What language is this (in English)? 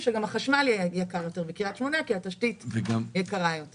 Hebrew